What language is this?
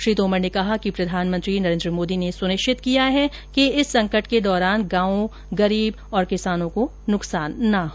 Hindi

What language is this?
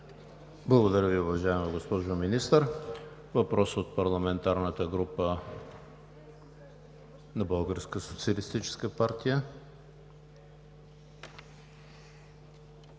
Bulgarian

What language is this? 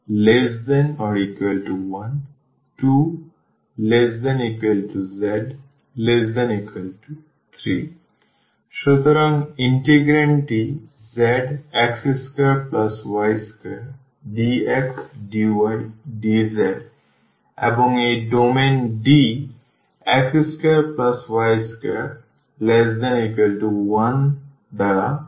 Bangla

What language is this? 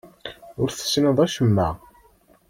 Kabyle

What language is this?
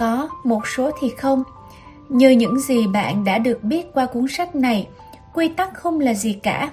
Vietnamese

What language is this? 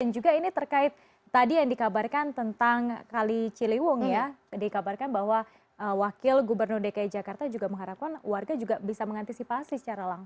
Indonesian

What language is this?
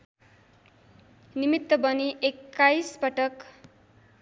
Nepali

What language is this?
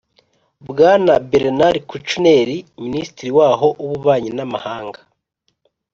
Kinyarwanda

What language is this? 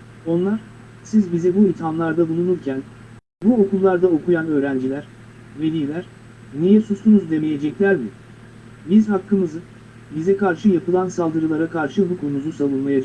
Turkish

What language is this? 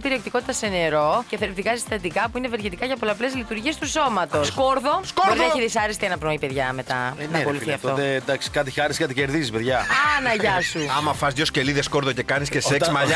Greek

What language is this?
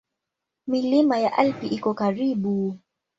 Swahili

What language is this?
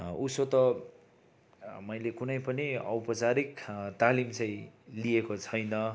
Nepali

